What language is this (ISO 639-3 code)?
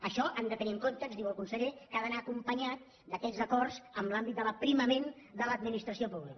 cat